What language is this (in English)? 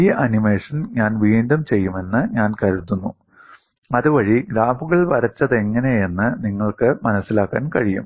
Malayalam